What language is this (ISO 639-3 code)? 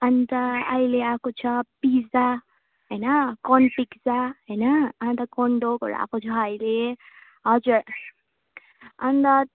nep